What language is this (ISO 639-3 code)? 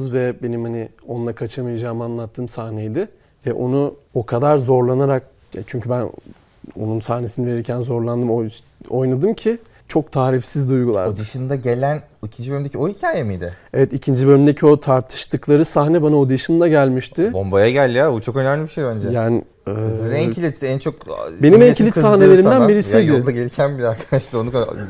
tur